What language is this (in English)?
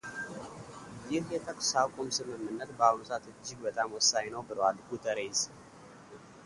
Amharic